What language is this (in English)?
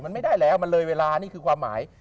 Thai